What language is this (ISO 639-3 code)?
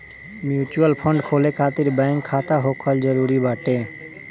bho